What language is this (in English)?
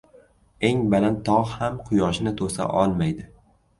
Uzbek